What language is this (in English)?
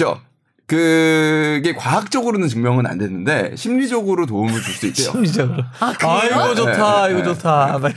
Korean